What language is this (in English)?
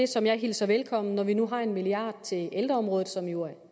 Danish